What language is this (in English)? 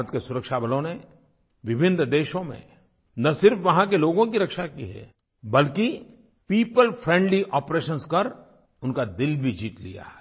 Hindi